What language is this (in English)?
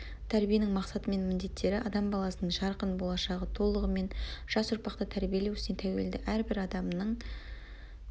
Kazakh